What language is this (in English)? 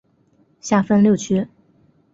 Chinese